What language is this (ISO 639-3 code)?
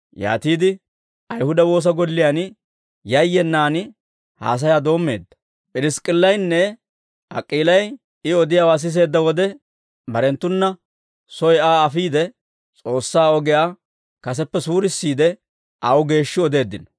dwr